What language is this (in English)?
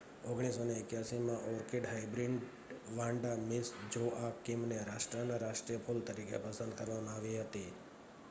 Gujarati